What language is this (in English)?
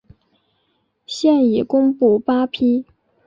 Chinese